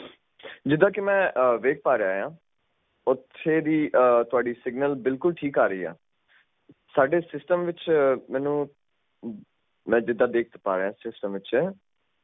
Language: Punjabi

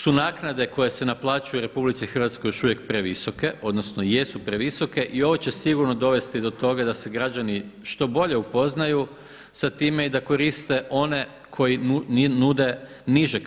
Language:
Croatian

